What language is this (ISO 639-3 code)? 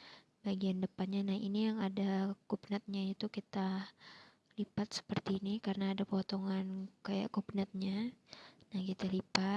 ind